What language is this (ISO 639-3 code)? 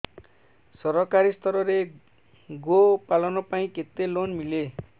ori